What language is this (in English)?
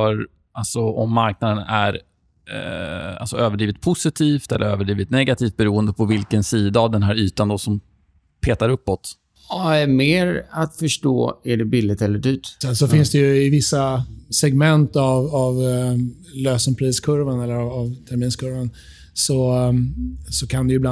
Swedish